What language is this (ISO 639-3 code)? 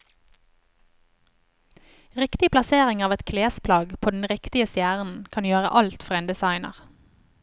nor